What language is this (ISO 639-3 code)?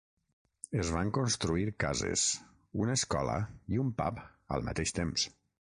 cat